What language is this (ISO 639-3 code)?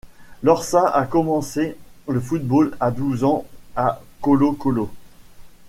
fra